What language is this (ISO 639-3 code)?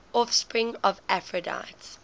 eng